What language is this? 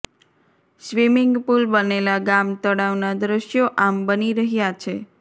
Gujarati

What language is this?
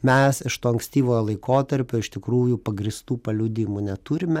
Lithuanian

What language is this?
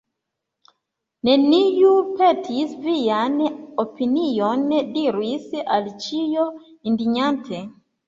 Esperanto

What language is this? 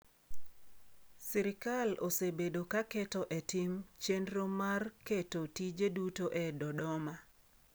Luo (Kenya and Tanzania)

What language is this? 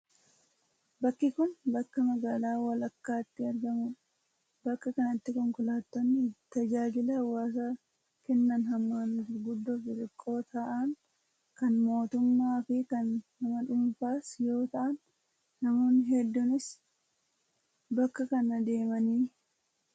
Oromo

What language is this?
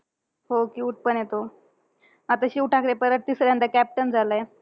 Marathi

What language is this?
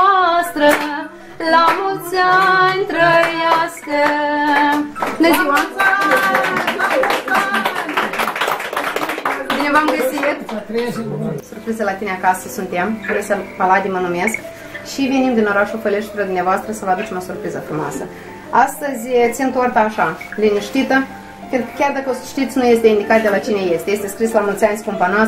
Romanian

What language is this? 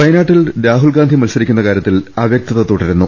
Malayalam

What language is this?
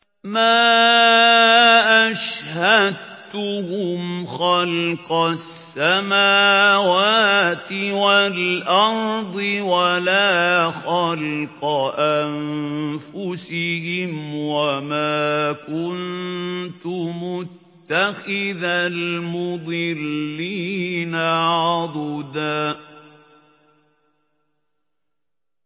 Arabic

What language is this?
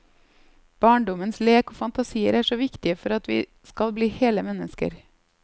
Norwegian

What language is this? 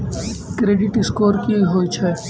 Maithili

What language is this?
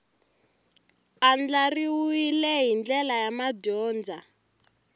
Tsonga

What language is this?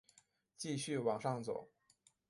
Chinese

